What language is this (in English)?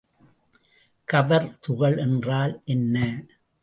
Tamil